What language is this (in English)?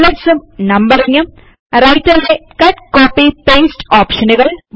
Malayalam